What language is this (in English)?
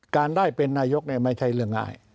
Thai